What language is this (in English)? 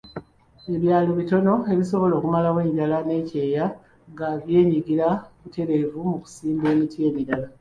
Ganda